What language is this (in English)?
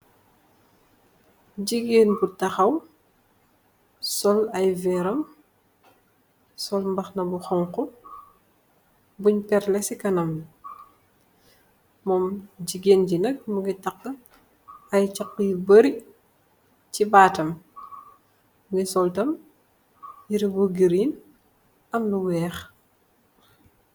Wolof